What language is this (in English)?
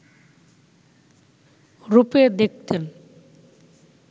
Bangla